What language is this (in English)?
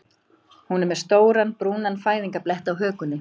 Icelandic